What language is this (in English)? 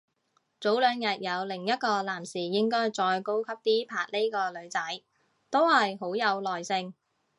Cantonese